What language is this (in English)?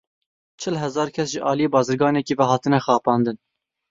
Kurdish